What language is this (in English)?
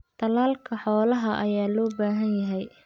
Somali